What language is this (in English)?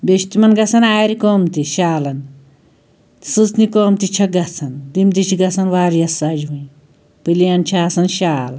Kashmiri